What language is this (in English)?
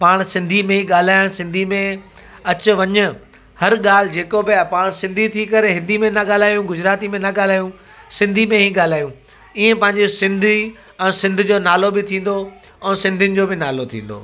Sindhi